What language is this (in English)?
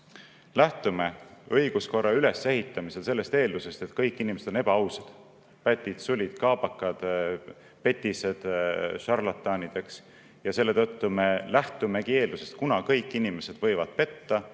Estonian